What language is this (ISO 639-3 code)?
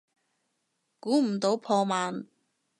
yue